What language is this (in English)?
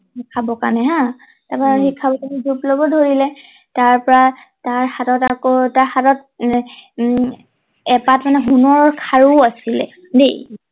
Assamese